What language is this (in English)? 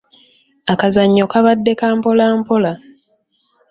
Ganda